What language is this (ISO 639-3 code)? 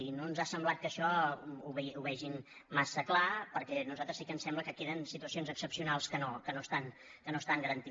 cat